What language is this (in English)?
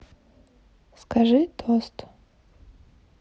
Russian